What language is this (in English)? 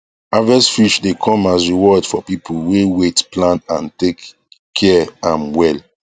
Nigerian Pidgin